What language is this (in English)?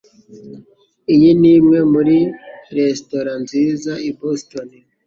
Kinyarwanda